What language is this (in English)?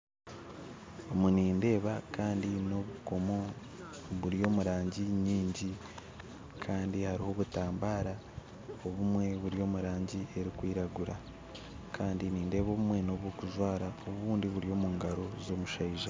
Nyankole